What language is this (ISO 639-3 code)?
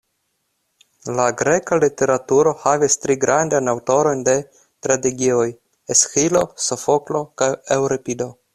epo